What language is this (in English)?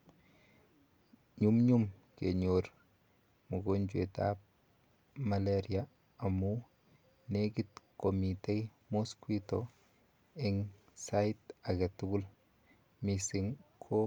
Kalenjin